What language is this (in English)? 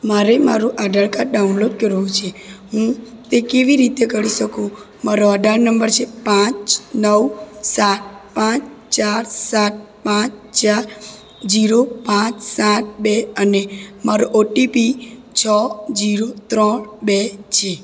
Gujarati